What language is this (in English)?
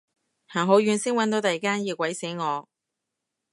Cantonese